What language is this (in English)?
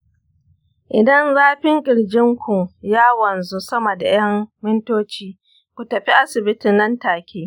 Hausa